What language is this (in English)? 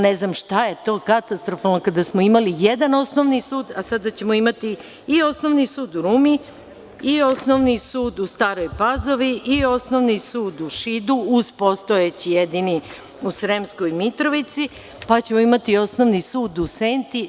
Serbian